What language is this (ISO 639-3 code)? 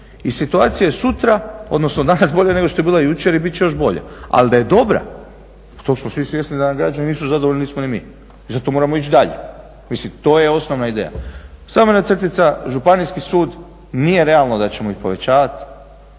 hrv